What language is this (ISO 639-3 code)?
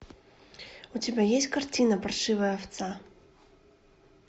rus